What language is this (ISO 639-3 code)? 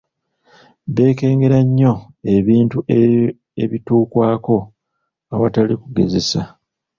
lug